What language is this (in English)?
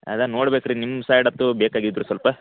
Kannada